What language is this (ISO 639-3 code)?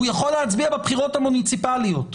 heb